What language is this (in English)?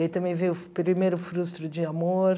Portuguese